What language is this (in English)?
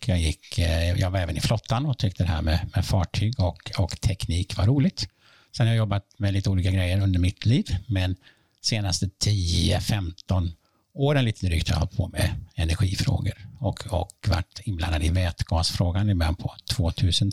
Swedish